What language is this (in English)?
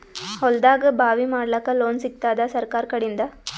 Kannada